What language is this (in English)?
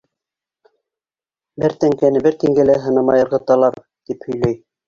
Bashkir